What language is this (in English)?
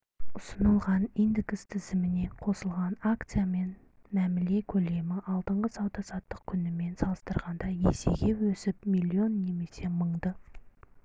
Kazakh